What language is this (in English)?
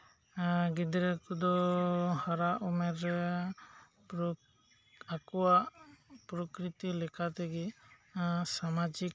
Santali